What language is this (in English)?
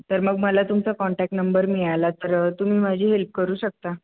Marathi